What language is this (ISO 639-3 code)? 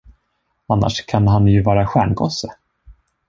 swe